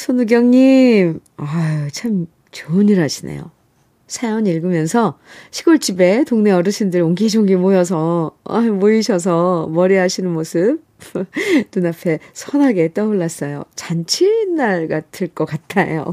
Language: Korean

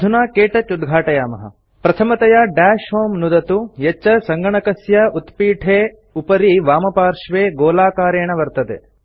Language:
Sanskrit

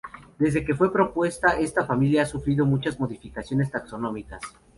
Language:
Spanish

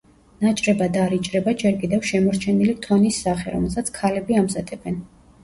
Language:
Georgian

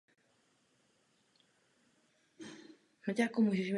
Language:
Czech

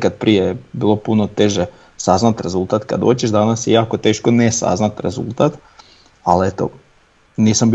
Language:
Croatian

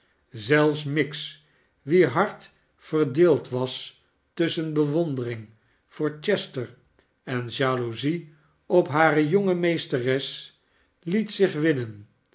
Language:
Dutch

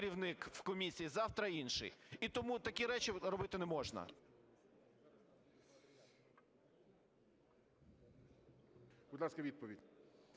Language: Ukrainian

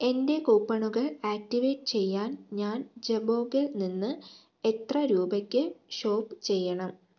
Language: Malayalam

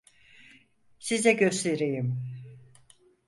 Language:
Turkish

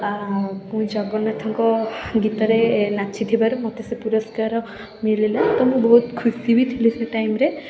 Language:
Odia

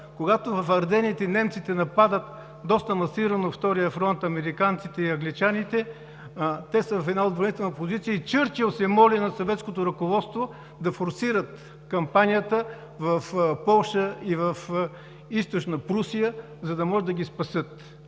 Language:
Bulgarian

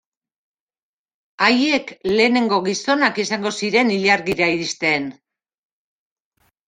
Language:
Basque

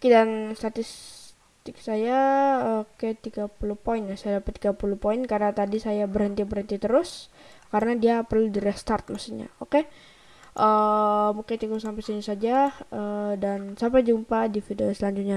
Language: Indonesian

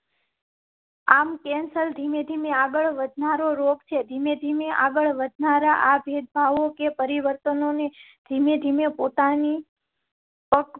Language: Gujarati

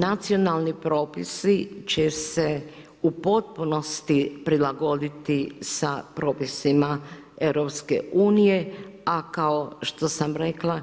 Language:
Croatian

